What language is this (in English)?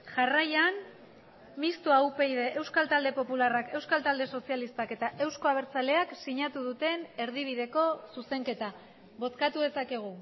Basque